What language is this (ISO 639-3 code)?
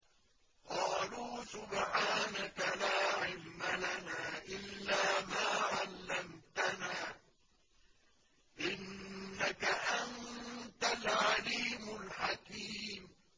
ara